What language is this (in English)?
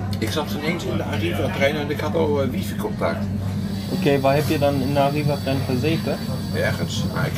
Dutch